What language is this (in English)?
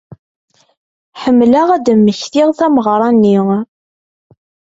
Kabyle